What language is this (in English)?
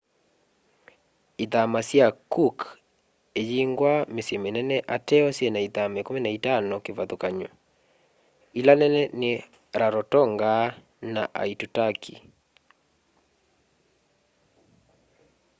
Kamba